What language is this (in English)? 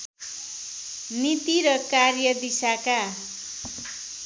Nepali